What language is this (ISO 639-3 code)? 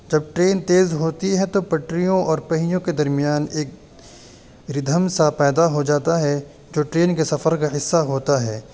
urd